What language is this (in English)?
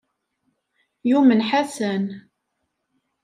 Kabyle